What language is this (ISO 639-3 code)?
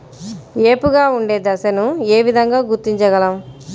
tel